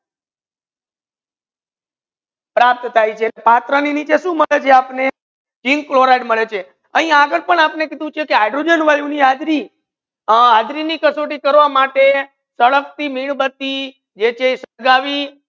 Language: Gujarati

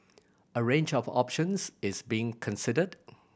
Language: English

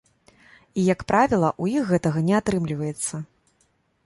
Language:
Belarusian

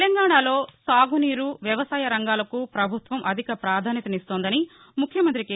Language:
Telugu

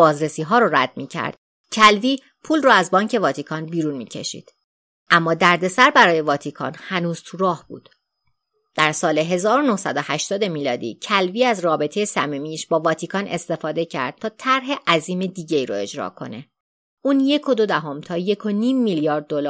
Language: Persian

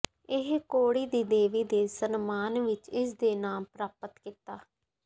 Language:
Punjabi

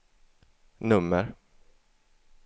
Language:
Swedish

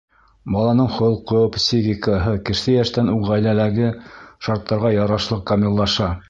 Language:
Bashkir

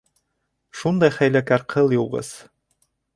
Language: Bashkir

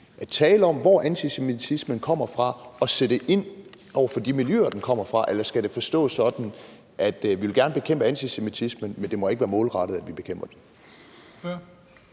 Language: Danish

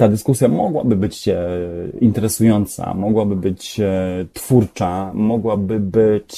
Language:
Polish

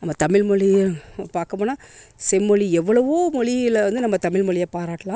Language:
Tamil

